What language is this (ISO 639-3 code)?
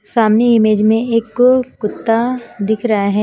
hin